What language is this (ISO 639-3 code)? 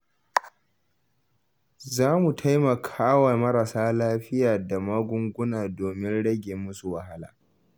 hau